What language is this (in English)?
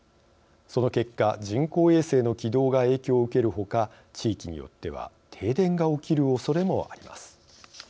Japanese